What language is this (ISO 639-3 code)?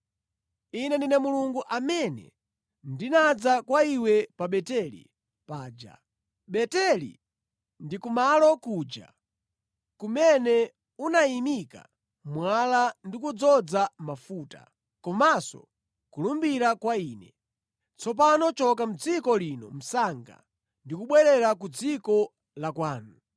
nya